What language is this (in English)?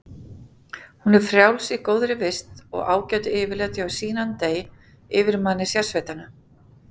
Icelandic